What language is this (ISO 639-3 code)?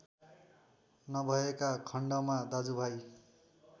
nep